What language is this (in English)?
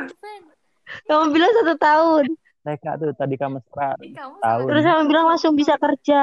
Indonesian